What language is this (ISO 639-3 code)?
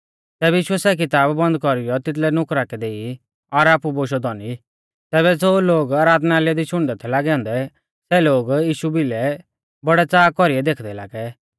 bfz